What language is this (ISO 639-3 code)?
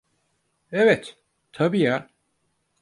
tur